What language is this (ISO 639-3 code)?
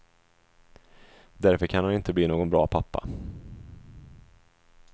swe